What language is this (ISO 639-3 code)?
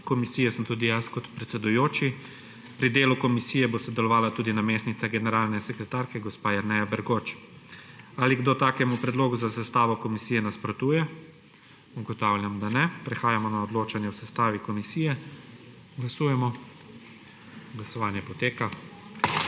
slv